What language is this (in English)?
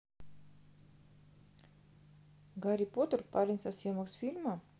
Russian